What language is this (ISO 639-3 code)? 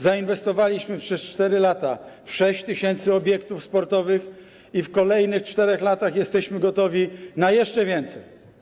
pol